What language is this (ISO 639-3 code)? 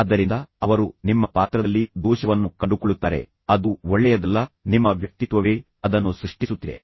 kan